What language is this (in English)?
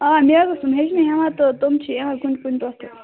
Kashmiri